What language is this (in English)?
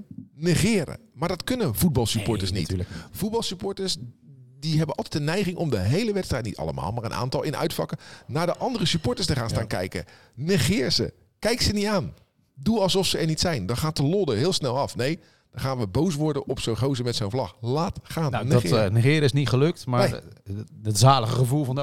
Dutch